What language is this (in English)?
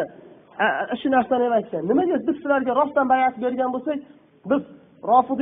Turkish